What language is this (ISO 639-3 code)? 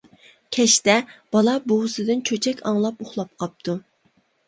uig